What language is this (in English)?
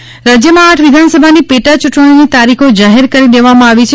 Gujarati